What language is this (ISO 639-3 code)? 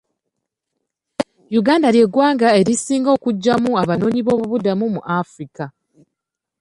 lug